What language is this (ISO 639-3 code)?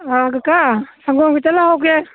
mni